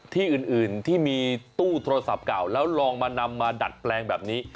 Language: Thai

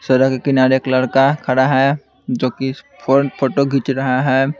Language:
Hindi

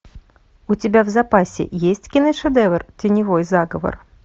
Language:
Russian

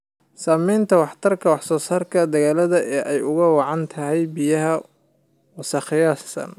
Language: Somali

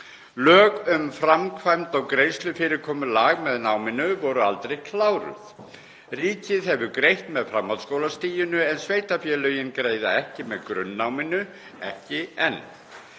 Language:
Icelandic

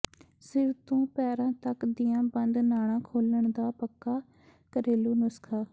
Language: Punjabi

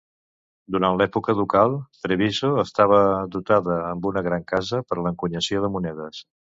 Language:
Catalan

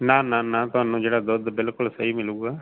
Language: Punjabi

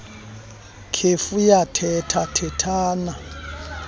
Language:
Xhosa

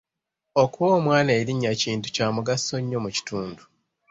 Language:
Ganda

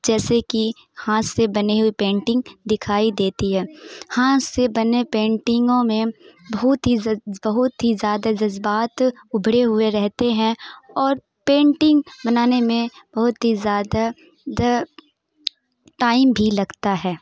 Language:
Urdu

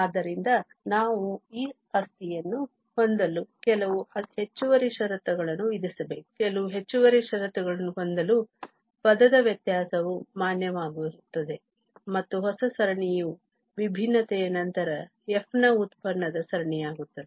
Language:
Kannada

